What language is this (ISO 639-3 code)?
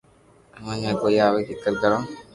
lrk